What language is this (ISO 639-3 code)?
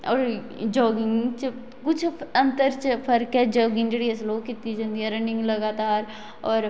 doi